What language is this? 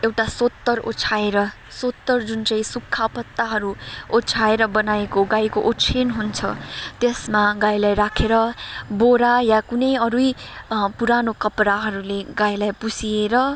Nepali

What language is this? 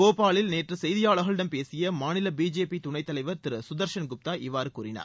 Tamil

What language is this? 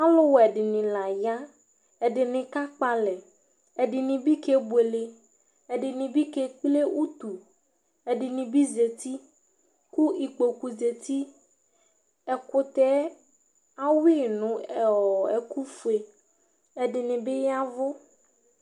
Ikposo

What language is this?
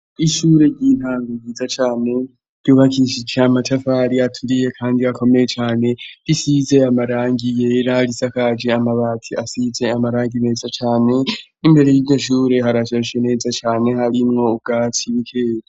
Rundi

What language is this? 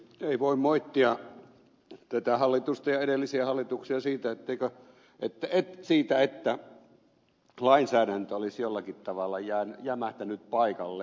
Finnish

